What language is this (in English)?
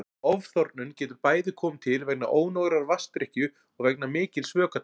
Icelandic